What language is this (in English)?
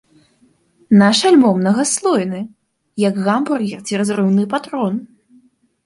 Belarusian